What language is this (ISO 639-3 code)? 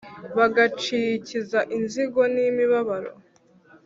kin